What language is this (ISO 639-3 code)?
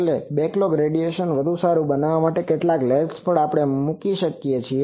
guj